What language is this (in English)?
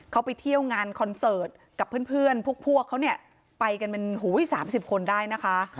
Thai